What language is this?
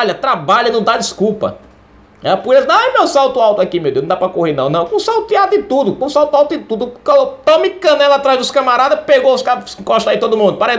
Portuguese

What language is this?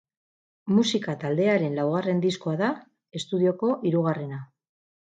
Basque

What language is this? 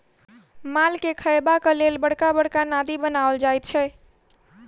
Maithili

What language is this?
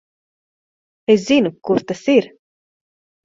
Latvian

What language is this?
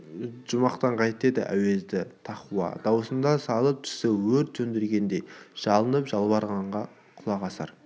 Kazakh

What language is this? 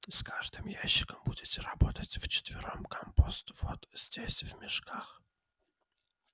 Russian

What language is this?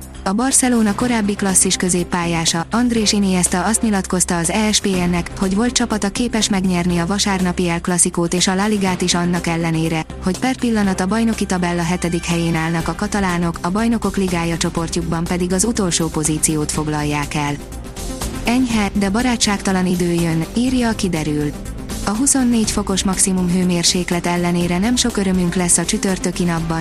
Hungarian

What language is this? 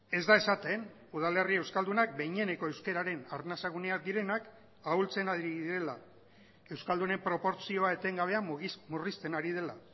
Basque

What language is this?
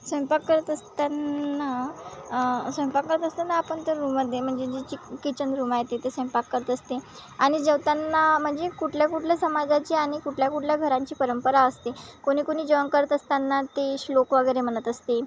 Marathi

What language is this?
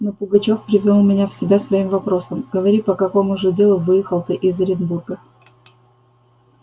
Russian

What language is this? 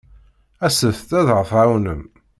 Kabyle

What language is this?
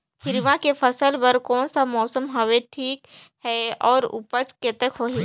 Chhattisgarhi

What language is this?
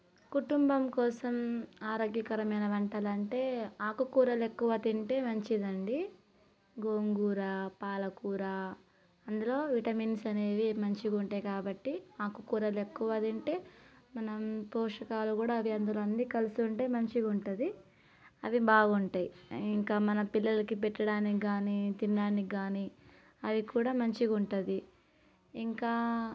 Telugu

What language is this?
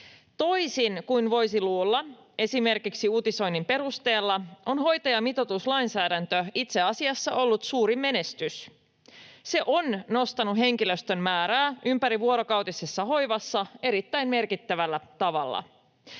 Finnish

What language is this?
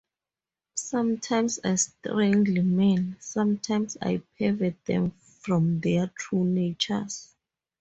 English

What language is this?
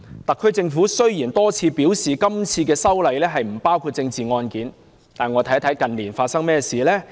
Cantonese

